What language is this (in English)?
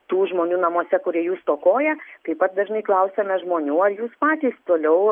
Lithuanian